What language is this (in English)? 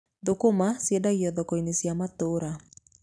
Kikuyu